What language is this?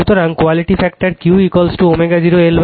Bangla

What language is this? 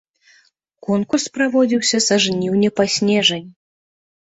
Belarusian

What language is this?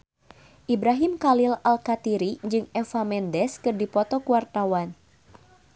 Sundanese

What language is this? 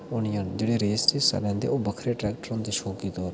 Dogri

